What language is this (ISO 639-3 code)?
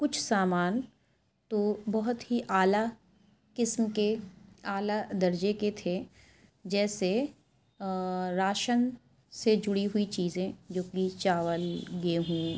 urd